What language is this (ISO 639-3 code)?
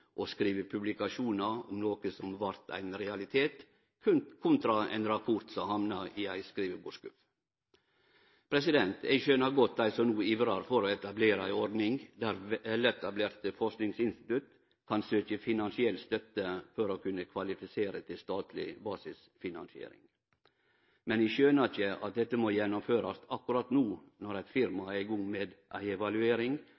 nno